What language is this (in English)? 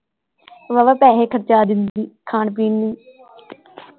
Punjabi